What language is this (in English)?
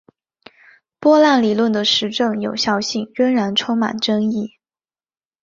Chinese